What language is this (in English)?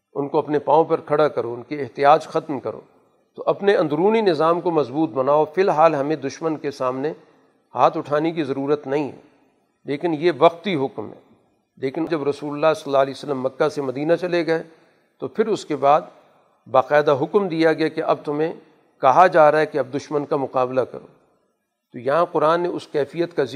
Urdu